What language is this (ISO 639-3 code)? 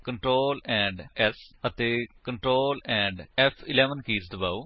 pan